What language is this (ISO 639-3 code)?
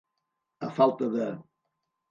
cat